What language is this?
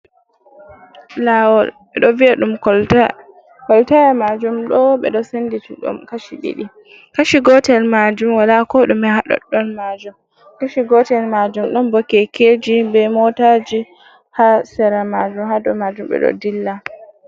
Fula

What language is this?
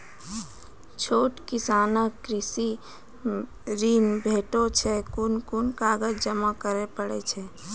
Maithili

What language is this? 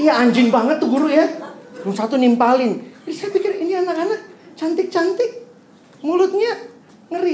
Indonesian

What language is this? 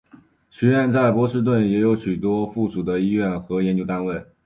Chinese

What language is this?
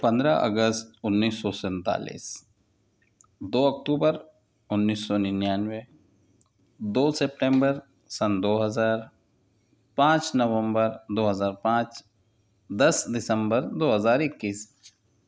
Urdu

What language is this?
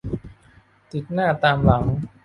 Thai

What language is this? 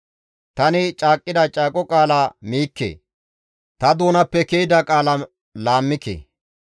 Gamo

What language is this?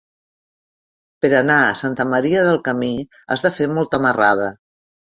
Catalan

